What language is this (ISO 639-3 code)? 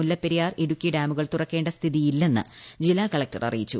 mal